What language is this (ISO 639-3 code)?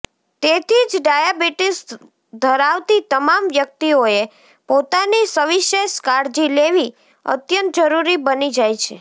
guj